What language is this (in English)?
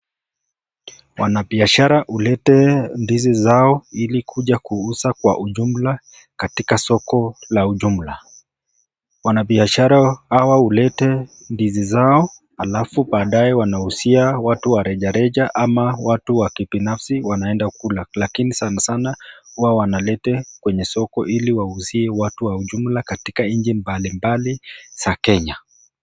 Swahili